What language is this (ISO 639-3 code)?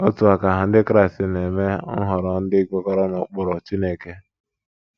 ibo